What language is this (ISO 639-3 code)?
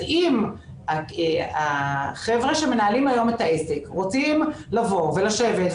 heb